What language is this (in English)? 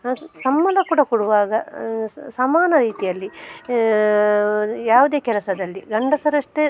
Kannada